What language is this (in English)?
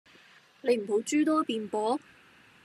Cantonese